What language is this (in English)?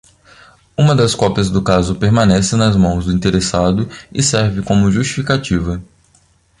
Portuguese